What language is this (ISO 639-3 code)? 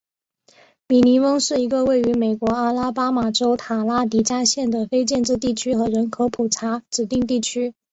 zho